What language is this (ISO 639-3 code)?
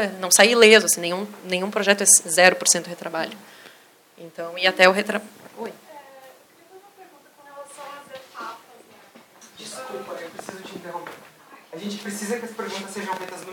por